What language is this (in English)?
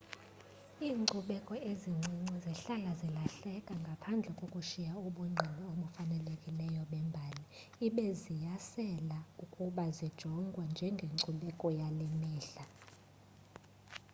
Xhosa